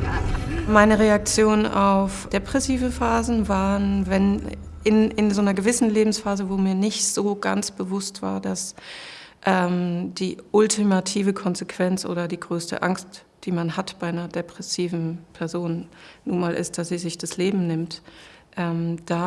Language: German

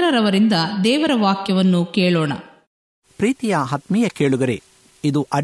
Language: Kannada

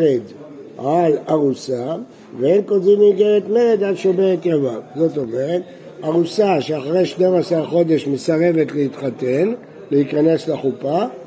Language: Hebrew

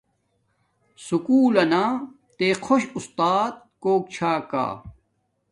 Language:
Domaaki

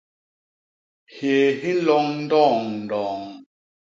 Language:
Basaa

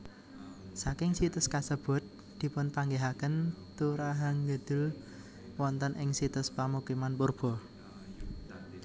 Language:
Javanese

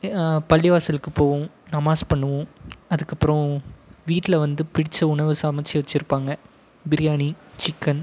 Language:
Tamil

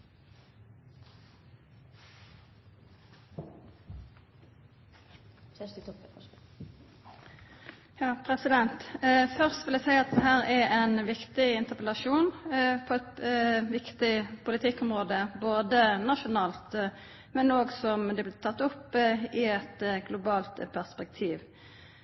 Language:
Norwegian Nynorsk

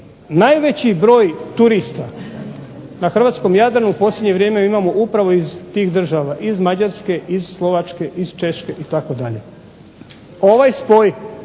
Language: Croatian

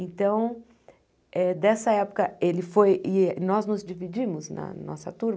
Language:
Portuguese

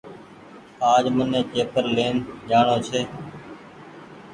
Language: Goaria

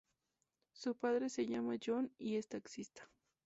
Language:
Spanish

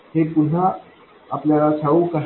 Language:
Marathi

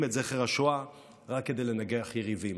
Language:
Hebrew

